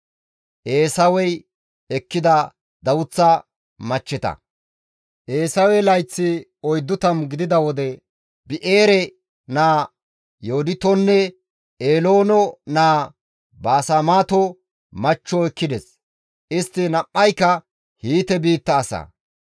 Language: Gamo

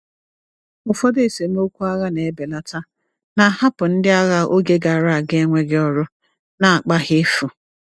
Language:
Igbo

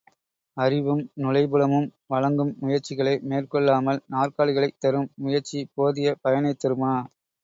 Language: Tamil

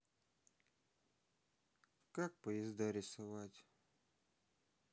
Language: Russian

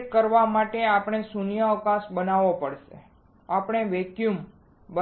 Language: Gujarati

